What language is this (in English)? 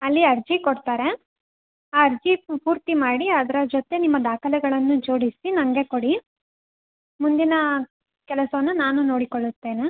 Kannada